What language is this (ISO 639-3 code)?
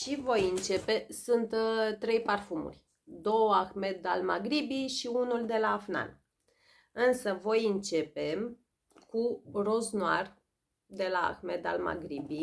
ron